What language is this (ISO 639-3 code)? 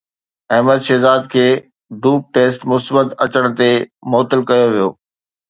snd